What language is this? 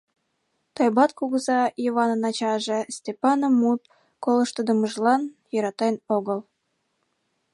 Mari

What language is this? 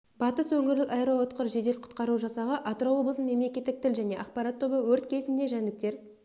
Kazakh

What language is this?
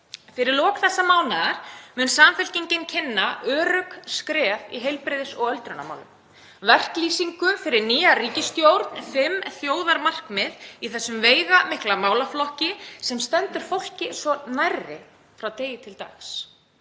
Icelandic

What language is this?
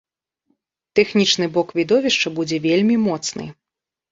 Belarusian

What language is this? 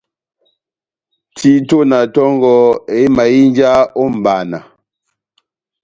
Batanga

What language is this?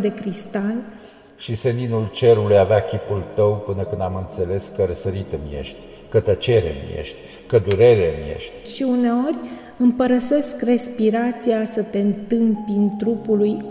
Romanian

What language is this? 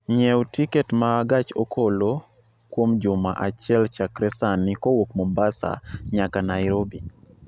Luo (Kenya and Tanzania)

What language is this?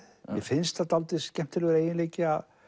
Icelandic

